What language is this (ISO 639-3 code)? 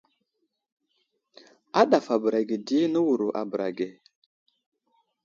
udl